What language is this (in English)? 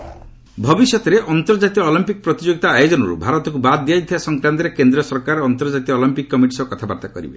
Odia